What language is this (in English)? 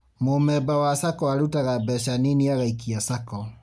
Kikuyu